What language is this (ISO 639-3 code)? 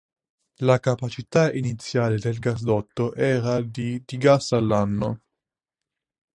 ita